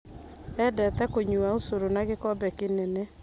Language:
Kikuyu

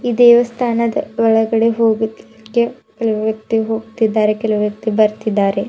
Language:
Kannada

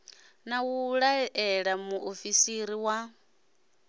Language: Venda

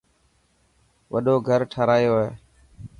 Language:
Dhatki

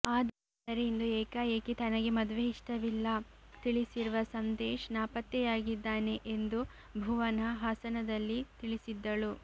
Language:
Kannada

